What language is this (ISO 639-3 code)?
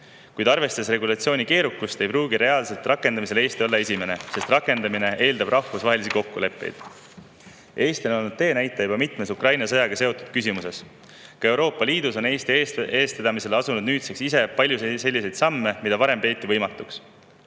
est